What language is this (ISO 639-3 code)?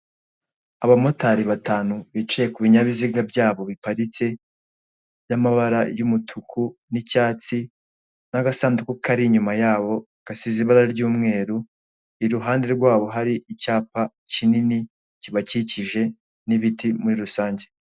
kin